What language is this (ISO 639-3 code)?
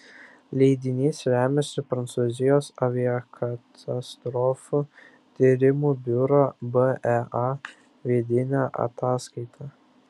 lit